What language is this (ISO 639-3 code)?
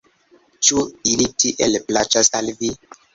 epo